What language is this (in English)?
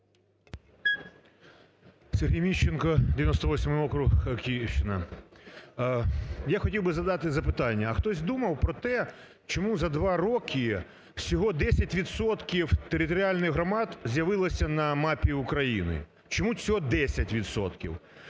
Ukrainian